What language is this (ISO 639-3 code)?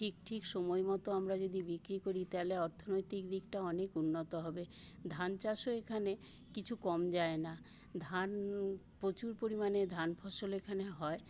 ben